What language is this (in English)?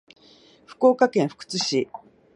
Japanese